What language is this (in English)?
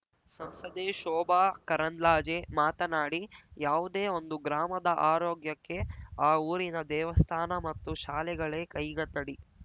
Kannada